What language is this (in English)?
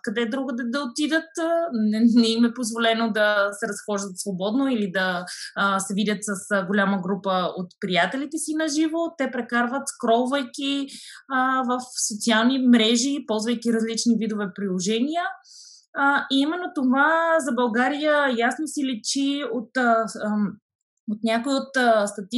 Bulgarian